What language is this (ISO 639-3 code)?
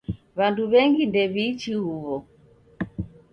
dav